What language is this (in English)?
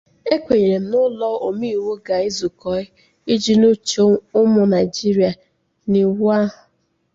Igbo